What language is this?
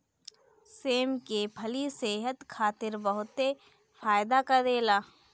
Bhojpuri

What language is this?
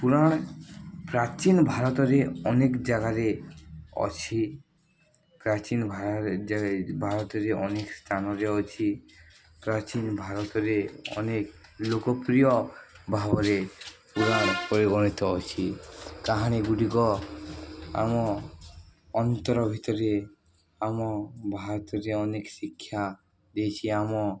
Odia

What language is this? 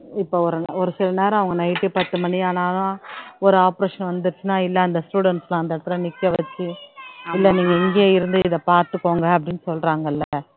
Tamil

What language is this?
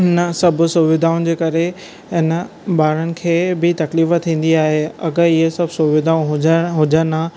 Sindhi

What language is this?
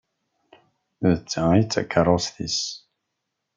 Kabyle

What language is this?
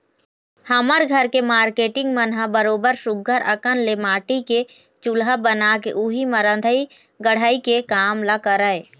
Chhattisgarhi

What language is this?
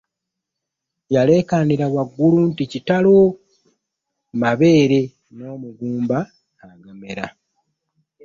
Ganda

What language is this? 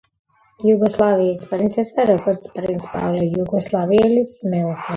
Georgian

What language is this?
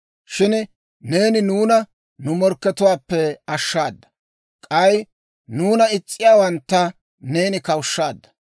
Dawro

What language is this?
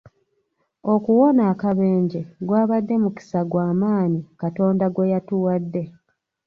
Ganda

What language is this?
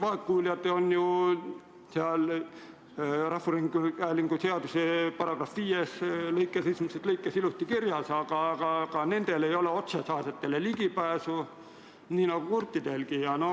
Estonian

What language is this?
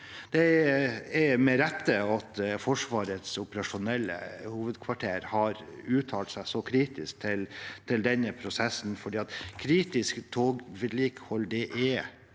Norwegian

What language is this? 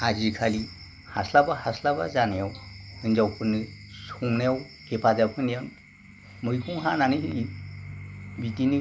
Bodo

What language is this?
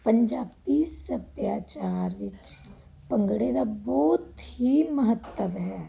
Punjabi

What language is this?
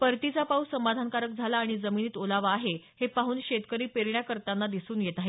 Marathi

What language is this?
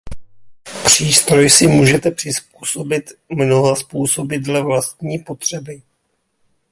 Czech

